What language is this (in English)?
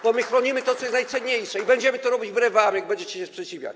Polish